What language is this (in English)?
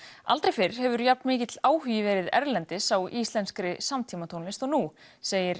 Icelandic